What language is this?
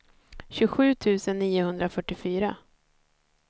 Swedish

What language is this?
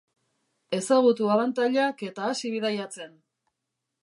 Basque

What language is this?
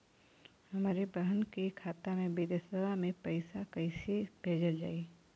Bhojpuri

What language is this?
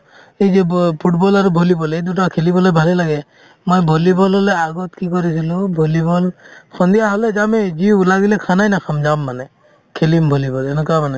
Assamese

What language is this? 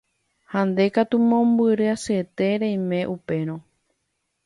Guarani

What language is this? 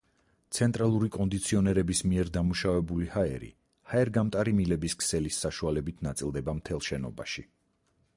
Georgian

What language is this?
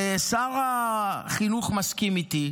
Hebrew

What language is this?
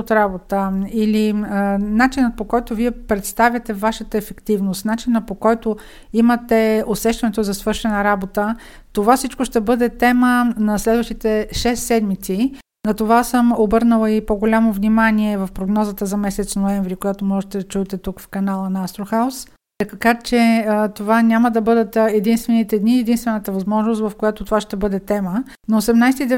Bulgarian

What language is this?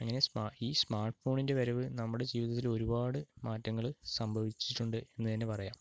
Malayalam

